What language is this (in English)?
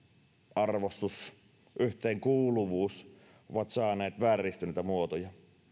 Finnish